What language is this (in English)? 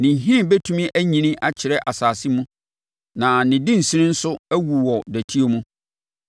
Akan